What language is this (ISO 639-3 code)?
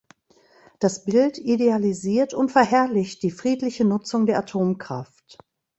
deu